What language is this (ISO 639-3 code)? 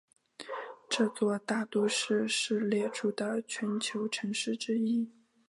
zho